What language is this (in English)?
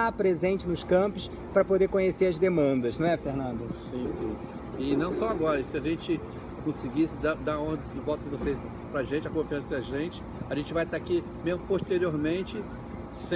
Portuguese